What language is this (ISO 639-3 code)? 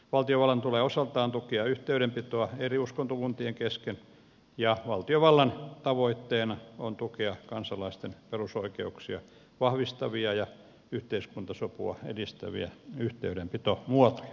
fin